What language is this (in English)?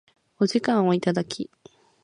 Japanese